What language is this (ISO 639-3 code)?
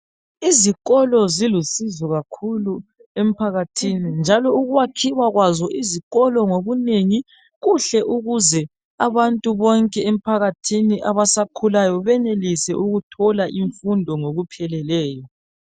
nde